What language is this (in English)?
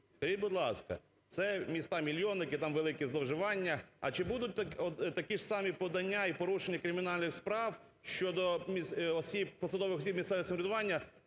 Ukrainian